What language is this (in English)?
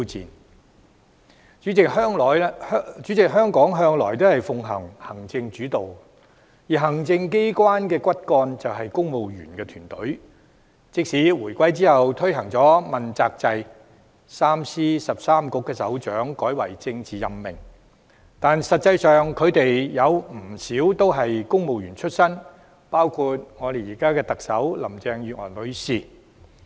Cantonese